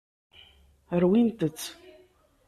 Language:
Kabyle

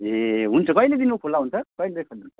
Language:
Nepali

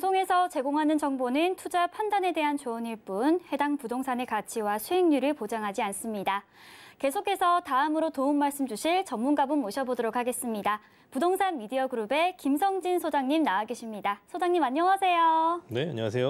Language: Korean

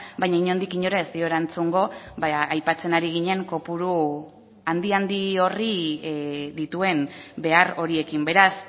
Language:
Basque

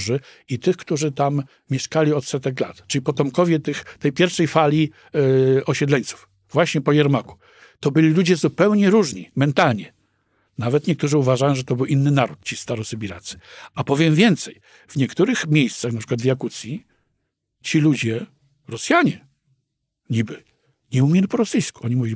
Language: Polish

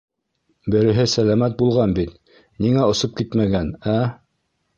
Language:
Bashkir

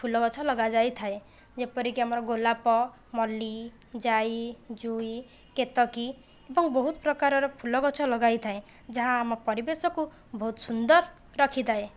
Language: Odia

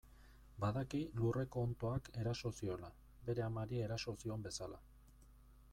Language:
Basque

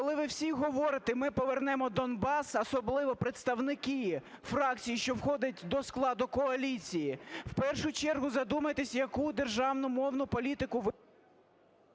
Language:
Ukrainian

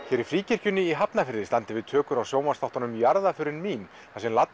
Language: Icelandic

